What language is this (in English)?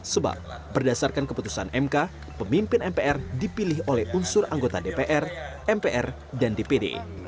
Indonesian